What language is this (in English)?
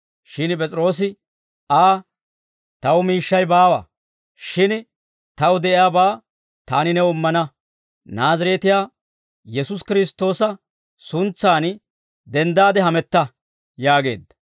Dawro